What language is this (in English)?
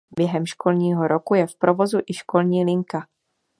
Czech